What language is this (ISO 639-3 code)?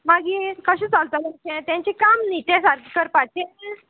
kok